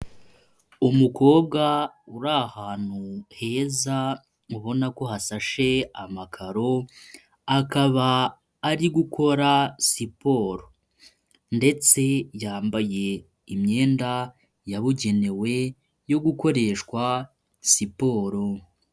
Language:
Kinyarwanda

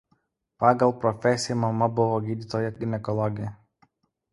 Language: Lithuanian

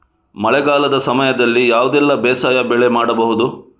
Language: Kannada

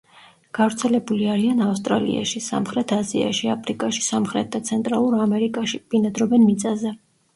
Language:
Georgian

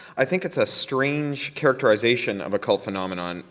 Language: English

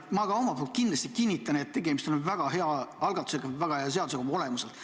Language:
Estonian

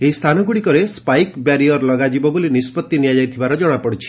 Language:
Odia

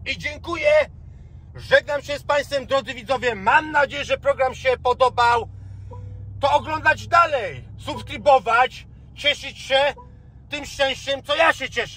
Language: Polish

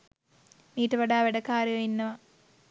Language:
Sinhala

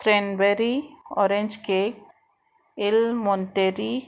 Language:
Konkani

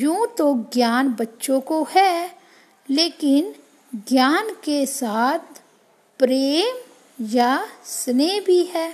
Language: Hindi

